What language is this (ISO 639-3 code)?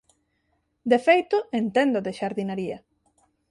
glg